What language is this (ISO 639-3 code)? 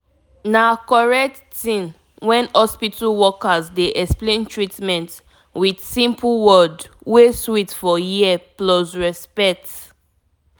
pcm